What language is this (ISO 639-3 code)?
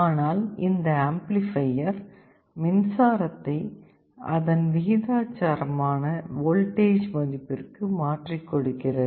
tam